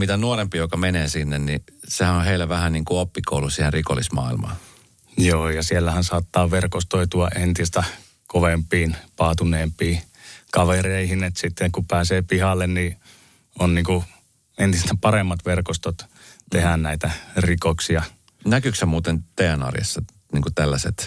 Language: Finnish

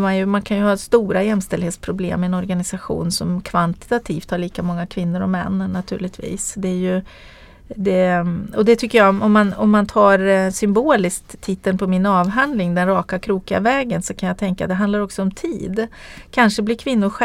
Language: Swedish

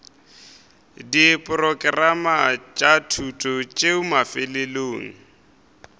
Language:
Northern Sotho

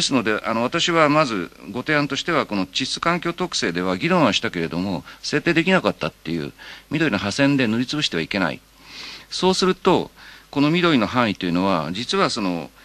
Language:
Japanese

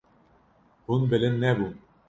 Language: Kurdish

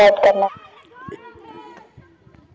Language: Chhattisgarhi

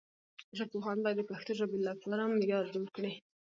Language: Pashto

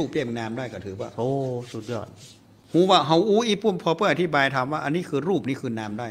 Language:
Thai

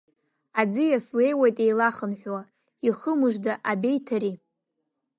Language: Abkhazian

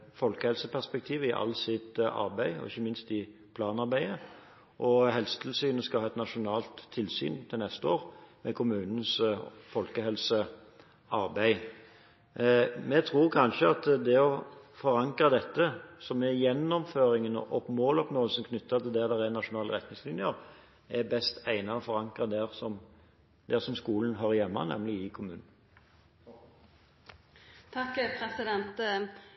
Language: Norwegian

